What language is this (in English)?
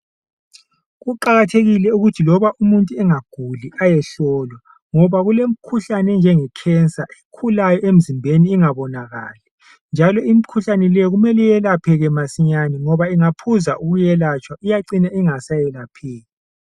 North Ndebele